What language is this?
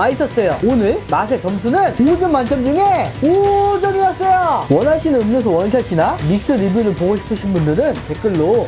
Korean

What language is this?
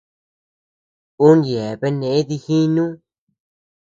Tepeuxila Cuicatec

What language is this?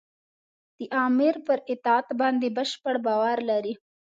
Pashto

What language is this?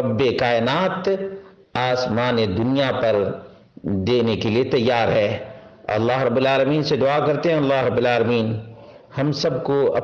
Arabic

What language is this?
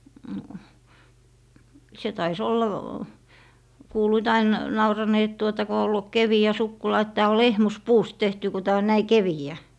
Finnish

